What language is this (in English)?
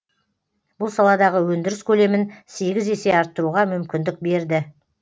Kazakh